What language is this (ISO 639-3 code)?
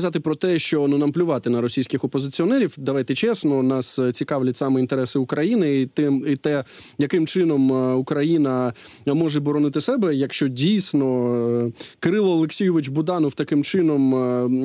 ukr